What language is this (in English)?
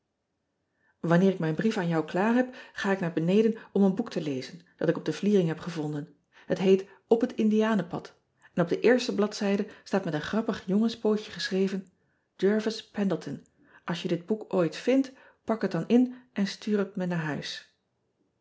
Dutch